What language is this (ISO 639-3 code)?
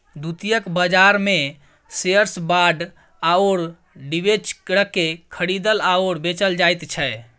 mai